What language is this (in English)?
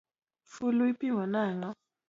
Luo (Kenya and Tanzania)